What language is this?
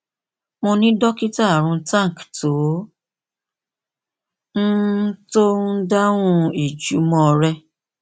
Yoruba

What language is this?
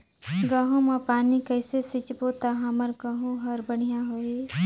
Chhattisgarhi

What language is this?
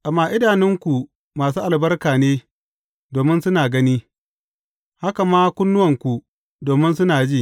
Hausa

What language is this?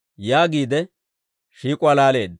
Dawro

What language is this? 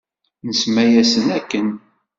Kabyle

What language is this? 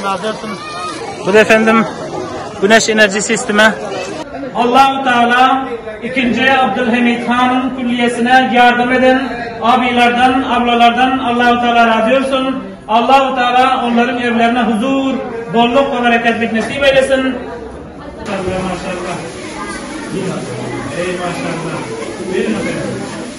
Turkish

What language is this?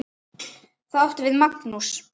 Icelandic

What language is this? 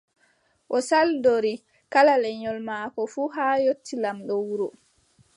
Adamawa Fulfulde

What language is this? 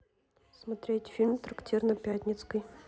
Russian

